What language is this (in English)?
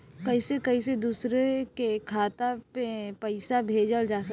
Bhojpuri